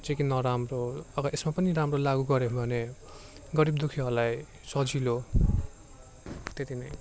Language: Nepali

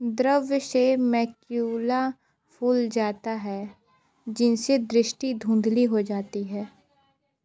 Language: Hindi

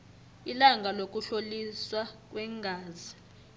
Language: South Ndebele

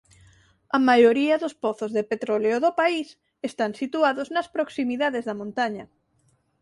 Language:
Galician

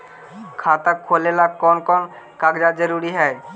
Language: Magahi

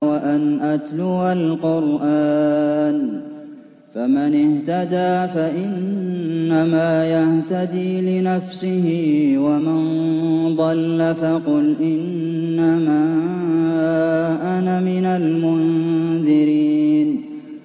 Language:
Arabic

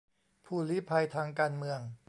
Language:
Thai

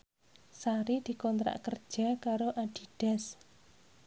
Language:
Javanese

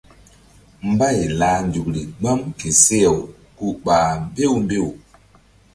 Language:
Mbum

